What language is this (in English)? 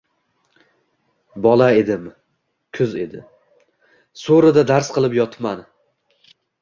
Uzbek